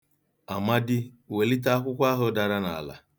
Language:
Igbo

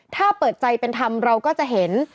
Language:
Thai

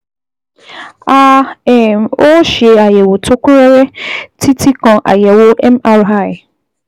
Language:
Yoruba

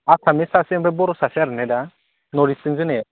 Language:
Bodo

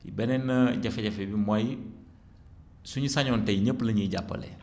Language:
Wolof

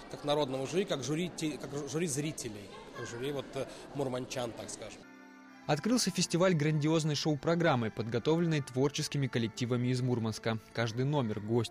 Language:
Russian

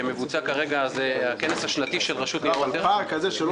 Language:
Hebrew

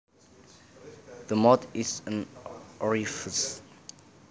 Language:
Javanese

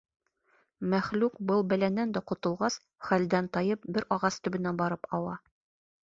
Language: Bashkir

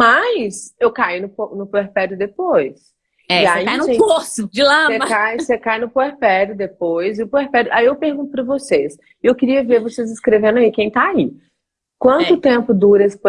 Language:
Portuguese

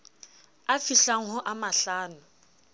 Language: Southern Sotho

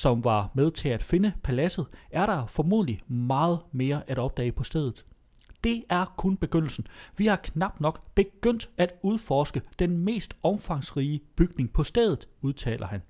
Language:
Danish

